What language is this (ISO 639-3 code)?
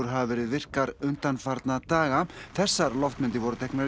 isl